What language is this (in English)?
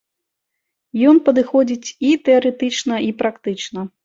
Belarusian